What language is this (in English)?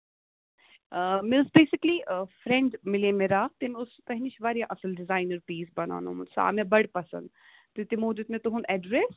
Kashmiri